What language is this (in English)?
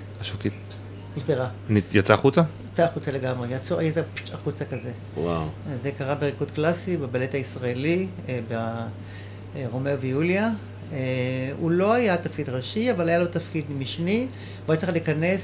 Hebrew